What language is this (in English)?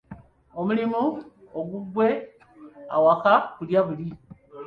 Ganda